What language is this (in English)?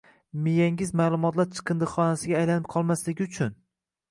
Uzbek